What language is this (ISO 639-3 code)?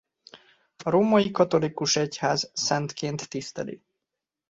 hun